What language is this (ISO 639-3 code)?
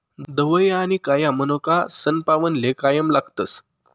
mar